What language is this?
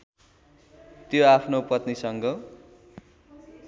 Nepali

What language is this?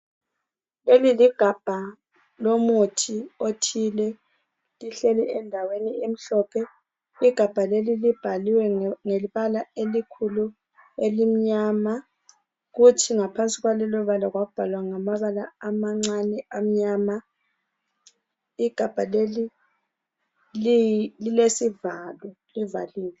North Ndebele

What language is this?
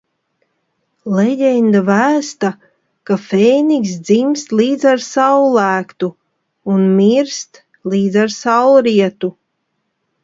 Latvian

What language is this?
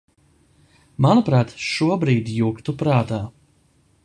Latvian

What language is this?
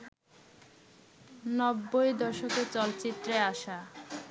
Bangla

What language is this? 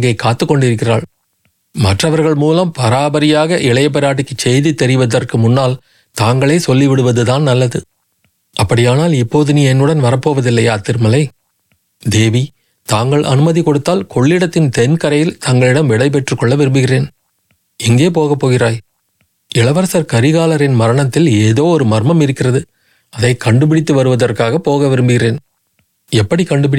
Tamil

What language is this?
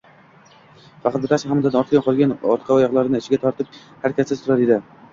Uzbek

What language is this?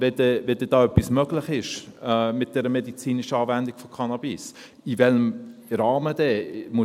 Swiss German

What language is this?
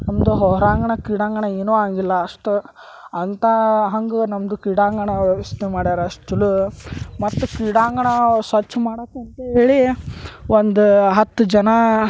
Kannada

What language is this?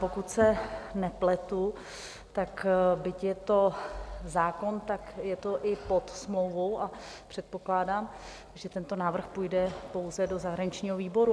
Czech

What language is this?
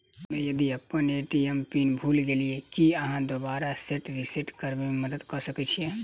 Maithili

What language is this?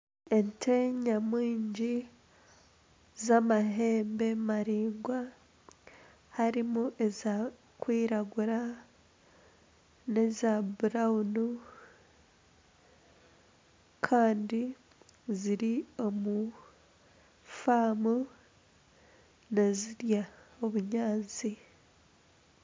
Nyankole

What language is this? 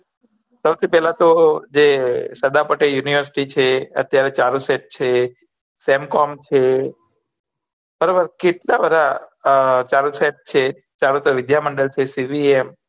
Gujarati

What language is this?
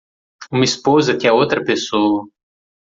Portuguese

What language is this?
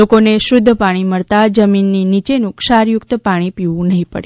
Gujarati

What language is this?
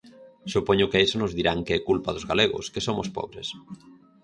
Galician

